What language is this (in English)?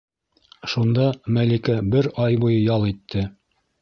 Bashkir